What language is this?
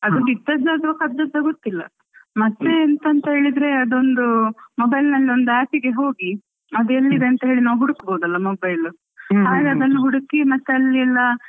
Kannada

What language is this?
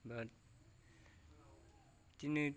Bodo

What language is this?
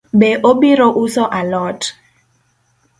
Luo (Kenya and Tanzania)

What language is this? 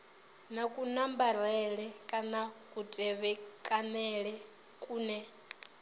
Venda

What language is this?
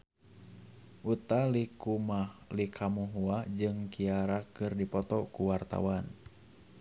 Sundanese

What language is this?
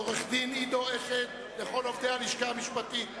Hebrew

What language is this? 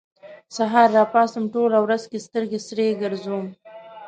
Pashto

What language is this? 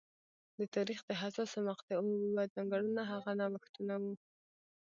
Pashto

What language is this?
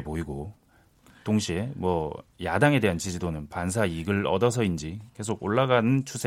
Korean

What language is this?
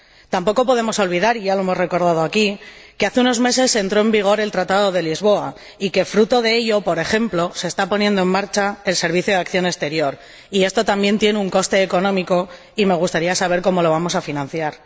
Spanish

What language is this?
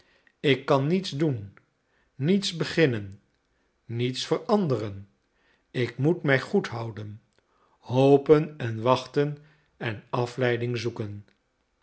Dutch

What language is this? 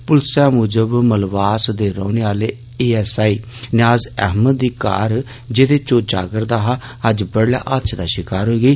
Dogri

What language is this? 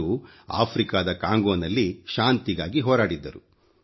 Kannada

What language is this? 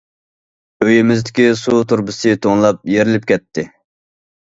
Uyghur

